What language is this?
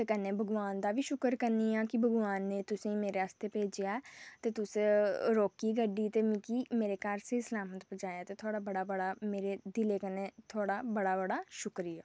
Dogri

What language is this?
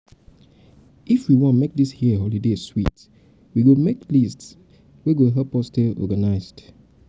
Nigerian Pidgin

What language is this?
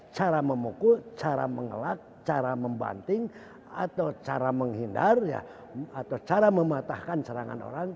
Indonesian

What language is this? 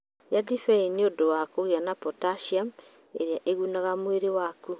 Kikuyu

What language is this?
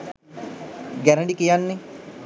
Sinhala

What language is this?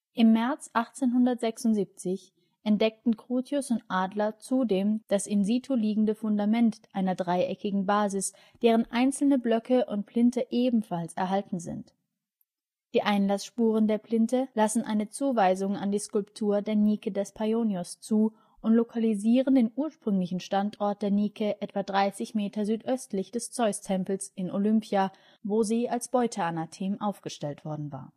German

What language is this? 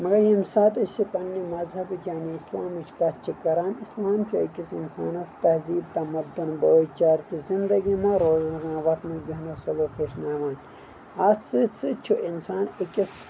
Kashmiri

